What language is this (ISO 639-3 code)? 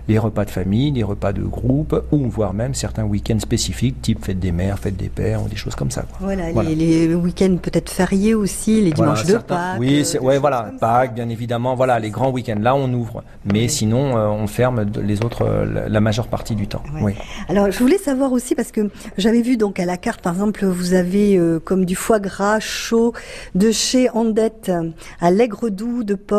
fra